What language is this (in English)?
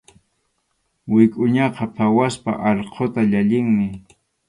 Arequipa-La Unión Quechua